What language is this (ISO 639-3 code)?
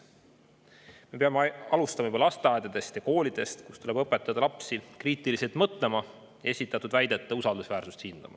est